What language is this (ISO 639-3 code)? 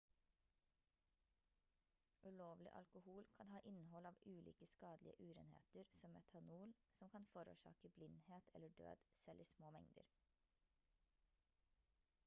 nob